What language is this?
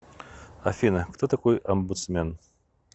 Russian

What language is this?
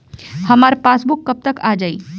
Bhojpuri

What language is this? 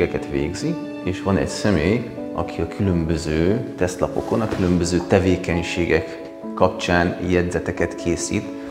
Hungarian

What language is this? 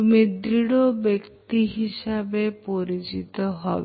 Bangla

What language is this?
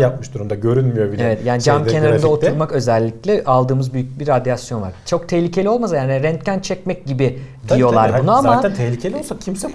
Turkish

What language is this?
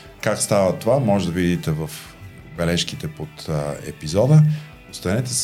Bulgarian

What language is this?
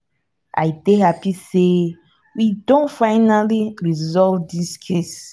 Nigerian Pidgin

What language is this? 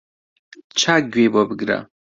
Central Kurdish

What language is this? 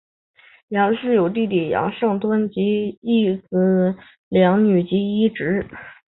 Chinese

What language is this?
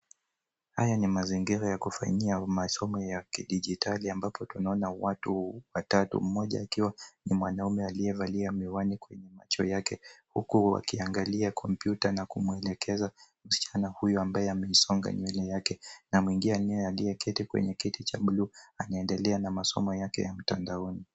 Swahili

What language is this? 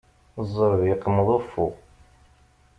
Kabyle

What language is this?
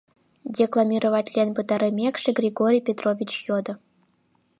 Mari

